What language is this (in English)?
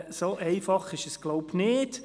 Swiss German